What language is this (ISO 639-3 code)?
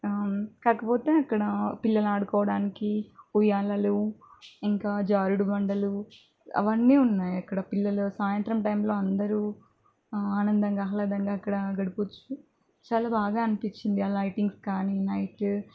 tel